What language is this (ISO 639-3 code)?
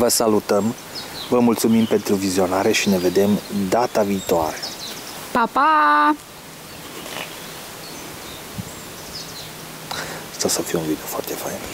ron